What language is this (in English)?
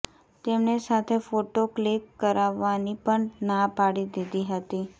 Gujarati